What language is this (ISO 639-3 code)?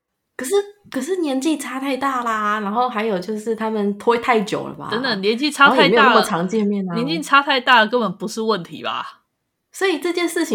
zho